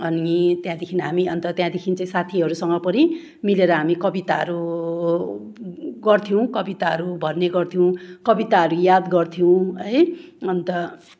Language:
Nepali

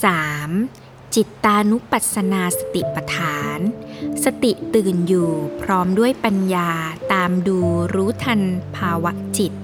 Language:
Thai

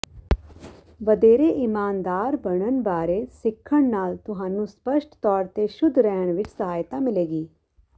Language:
Punjabi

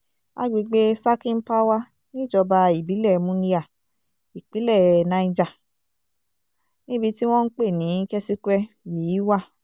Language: Yoruba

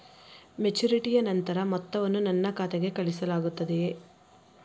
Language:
Kannada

